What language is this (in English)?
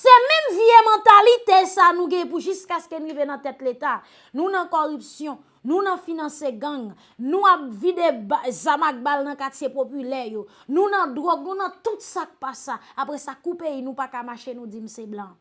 French